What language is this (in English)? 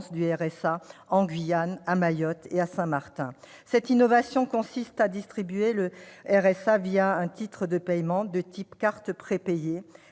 French